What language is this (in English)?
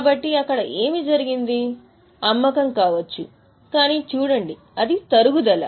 Telugu